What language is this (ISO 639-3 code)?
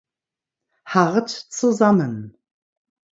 deu